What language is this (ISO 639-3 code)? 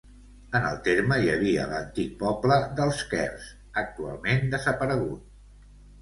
cat